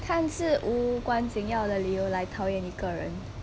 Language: English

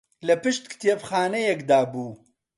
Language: Central Kurdish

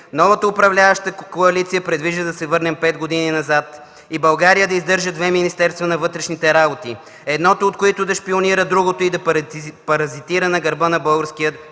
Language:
Bulgarian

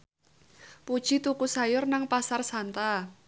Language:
Javanese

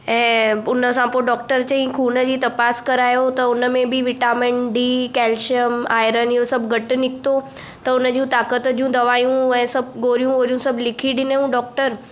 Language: Sindhi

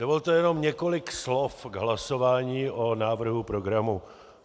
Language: Czech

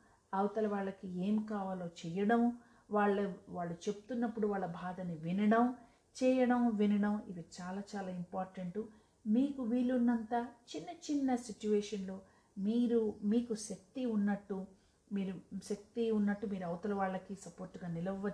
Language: Telugu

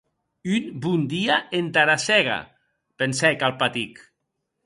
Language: Occitan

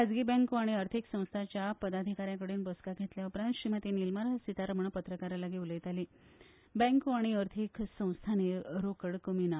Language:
Konkani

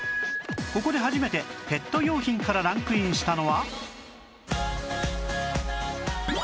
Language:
Japanese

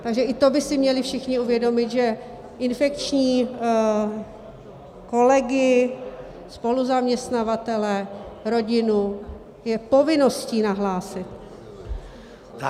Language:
Czech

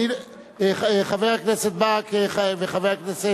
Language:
Hebrew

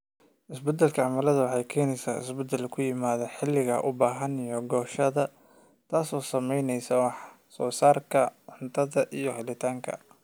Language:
Somali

